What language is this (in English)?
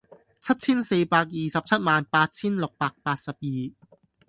Cantonese